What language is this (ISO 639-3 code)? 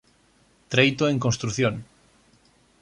glg